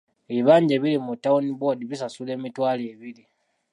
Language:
Ganda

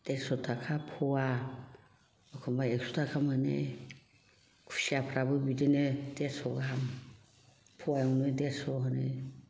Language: Bodo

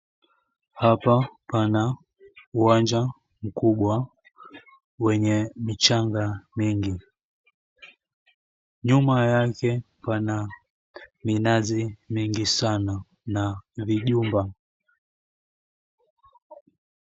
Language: Swahili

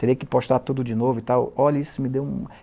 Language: Portuguese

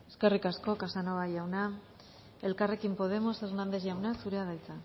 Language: Basque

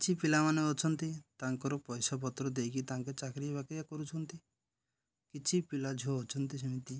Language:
Odia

